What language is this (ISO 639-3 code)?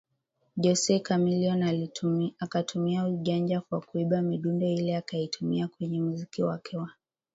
swa